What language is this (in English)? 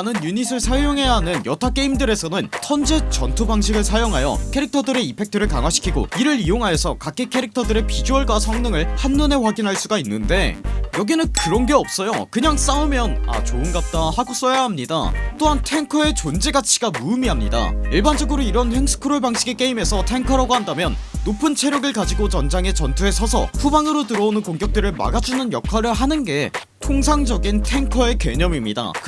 Korean